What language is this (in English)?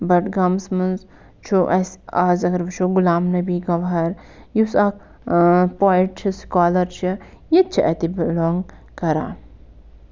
Kashmiri